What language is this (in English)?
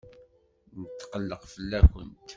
Kabyle